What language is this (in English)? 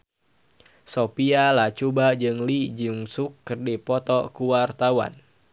Sundanese